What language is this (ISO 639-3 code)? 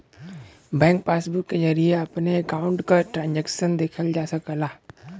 bho